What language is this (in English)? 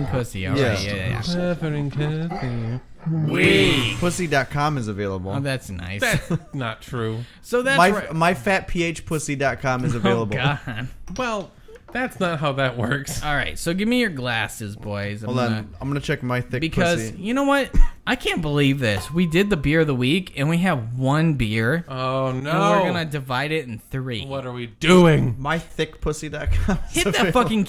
English